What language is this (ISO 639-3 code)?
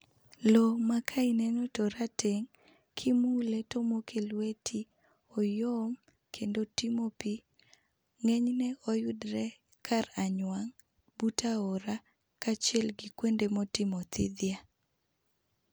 luo